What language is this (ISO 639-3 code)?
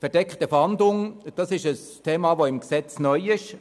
gsw